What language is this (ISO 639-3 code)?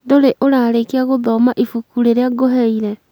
kik